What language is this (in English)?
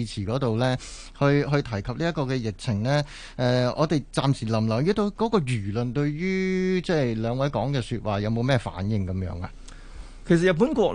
Chinese